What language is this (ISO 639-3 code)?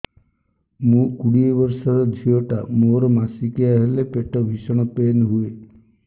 ori